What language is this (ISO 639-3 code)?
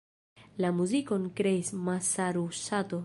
epo